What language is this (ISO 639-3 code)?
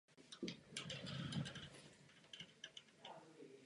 ces